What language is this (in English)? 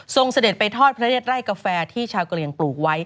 Thai